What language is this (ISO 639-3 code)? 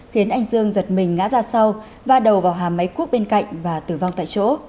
vie